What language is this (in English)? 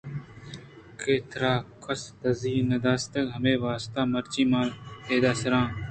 Eastern Balochi